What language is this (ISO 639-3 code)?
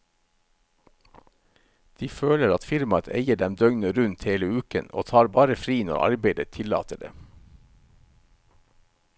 nor